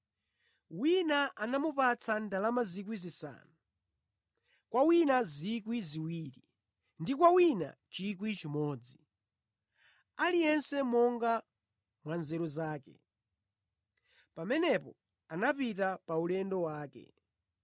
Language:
Nyanja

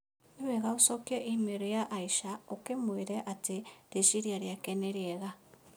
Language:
Kikuyu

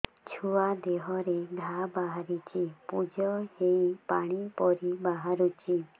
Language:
Odia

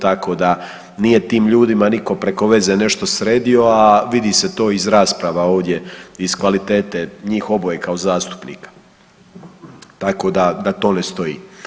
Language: Croatian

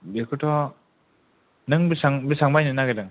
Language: Bodo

